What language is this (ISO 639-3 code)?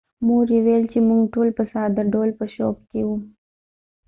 pus